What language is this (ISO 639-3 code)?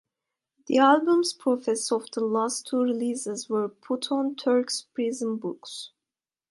eng